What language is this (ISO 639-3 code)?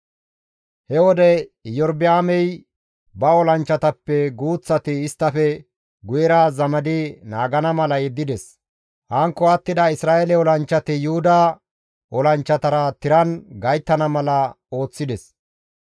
gmv